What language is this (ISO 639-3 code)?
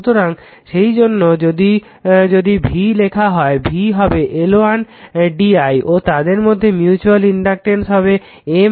ben